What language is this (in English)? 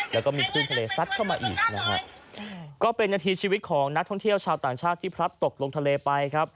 Thai